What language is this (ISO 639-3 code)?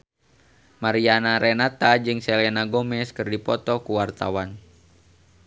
sun